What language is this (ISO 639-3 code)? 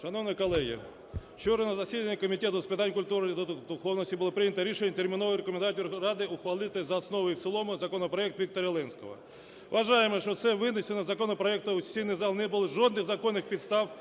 ukr